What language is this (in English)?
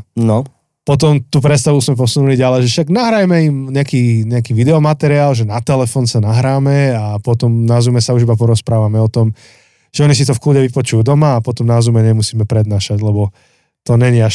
Slovak